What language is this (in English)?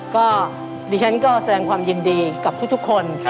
Thai